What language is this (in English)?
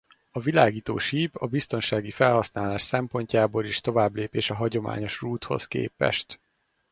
Hungarian